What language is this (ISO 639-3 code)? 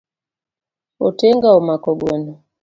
luo